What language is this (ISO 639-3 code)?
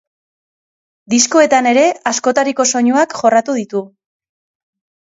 eus